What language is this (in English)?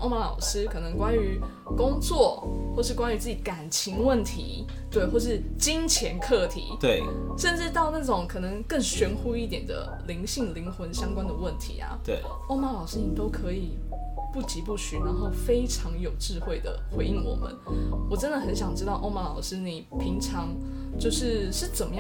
Chinese